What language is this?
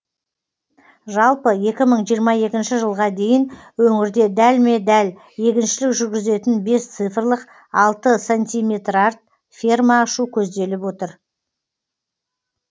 Kazakh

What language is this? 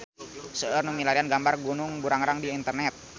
Sundanese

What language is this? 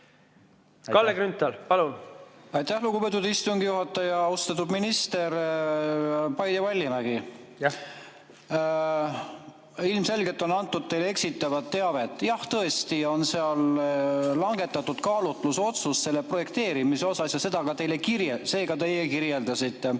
Estonian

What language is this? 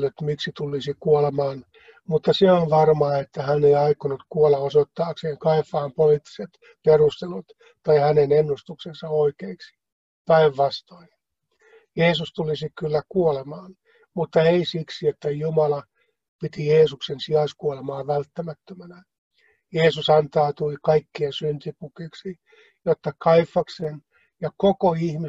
Finnish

